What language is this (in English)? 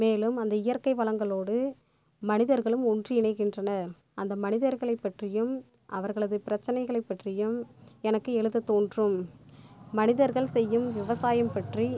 Tamil